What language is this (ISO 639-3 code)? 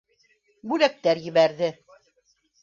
bak